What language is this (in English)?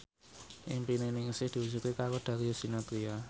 Javanese